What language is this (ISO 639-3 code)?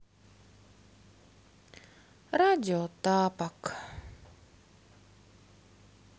rus